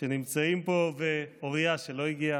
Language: Hebrew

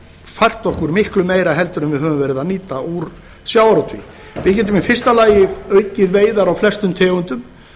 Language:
Icelandic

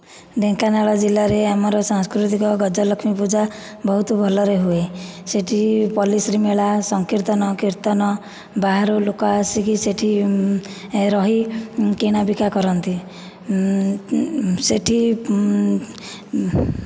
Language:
Odia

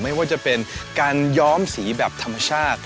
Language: Thai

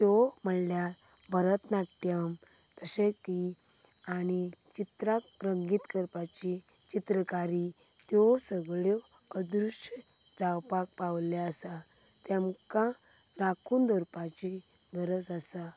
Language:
Konkani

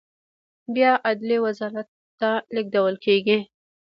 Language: Pashto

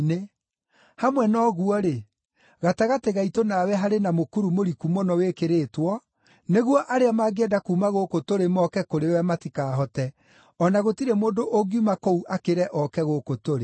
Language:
Kikuyu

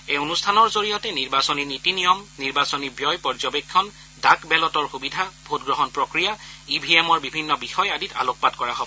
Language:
Assamese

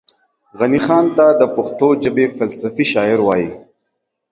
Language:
Pashto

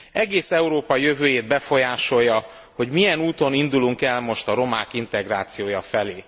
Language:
Hungarian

